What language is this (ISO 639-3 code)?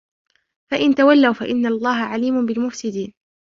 ara